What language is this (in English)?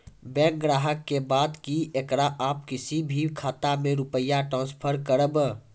Maithili